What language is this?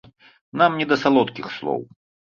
Belarusian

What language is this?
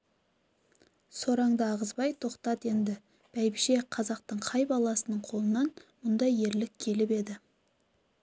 Kazakh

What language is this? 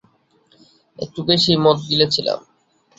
Bangla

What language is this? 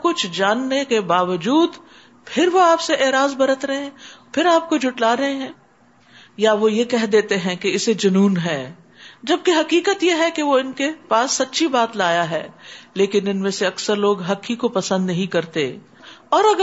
Urdu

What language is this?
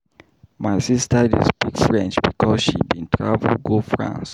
Nigerian Pidgin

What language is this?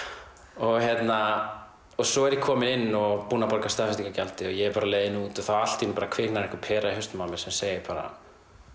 Icelandic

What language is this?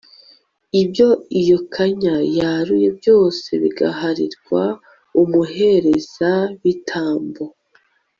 Kinyarwanda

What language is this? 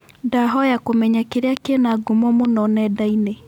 Kikuyu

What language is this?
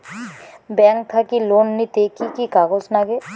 Bangla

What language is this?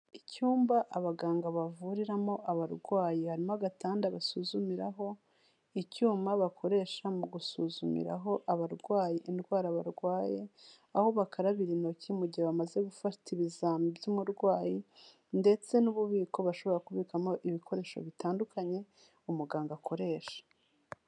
Kinyarwanda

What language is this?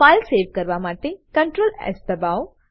Gujarati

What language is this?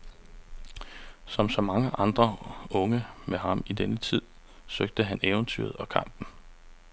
Danish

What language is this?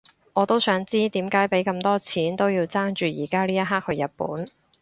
Cantonese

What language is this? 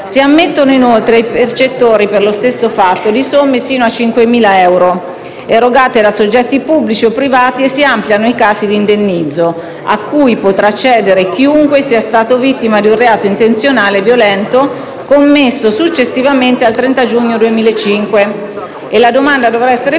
Italian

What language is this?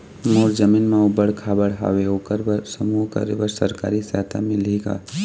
Chhattisgarhi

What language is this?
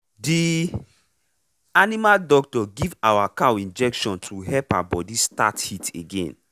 Nigerian Pidgin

